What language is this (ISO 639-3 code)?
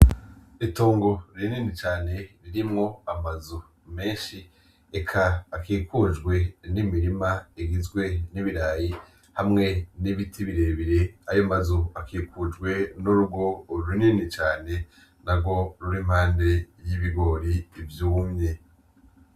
run